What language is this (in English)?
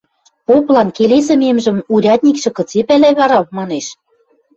Western Mari